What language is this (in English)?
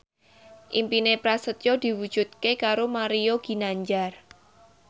Javanese